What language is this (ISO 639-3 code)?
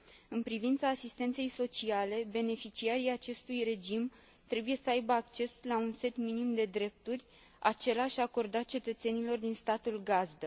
ron